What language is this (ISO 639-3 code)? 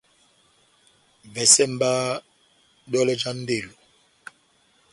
bnm